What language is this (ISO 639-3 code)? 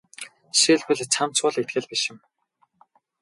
mon